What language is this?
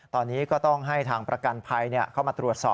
Thai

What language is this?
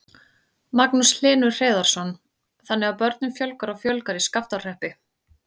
Icelandic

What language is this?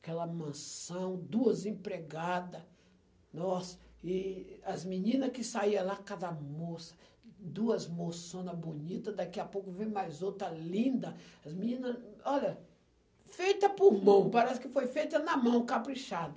Portuguese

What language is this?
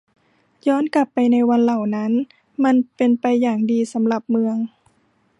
Thai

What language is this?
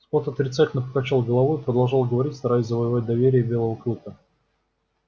Russian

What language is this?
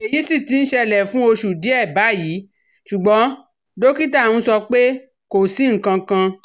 Yoruba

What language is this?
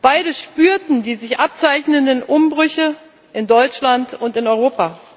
German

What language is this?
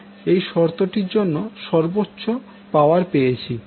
Bangla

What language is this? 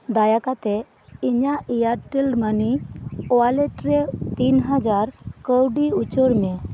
Santali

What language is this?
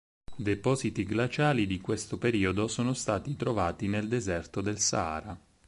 Italian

